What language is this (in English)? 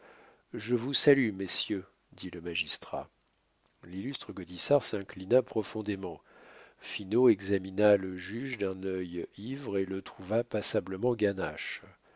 French